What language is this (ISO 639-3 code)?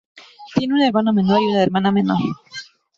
spa